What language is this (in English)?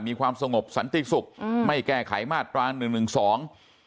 Thai